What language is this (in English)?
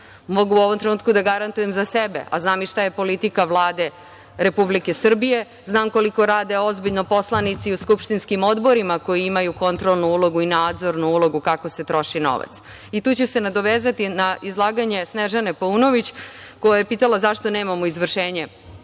Serbian